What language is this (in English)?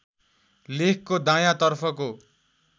Nepali